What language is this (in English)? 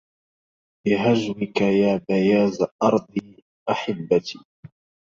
Arabic